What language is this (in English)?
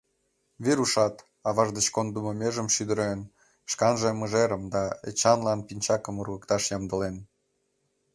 Mari